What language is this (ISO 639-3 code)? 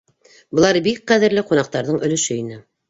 bak